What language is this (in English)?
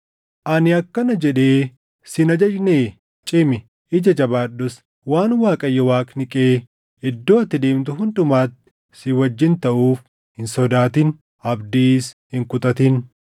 Oromo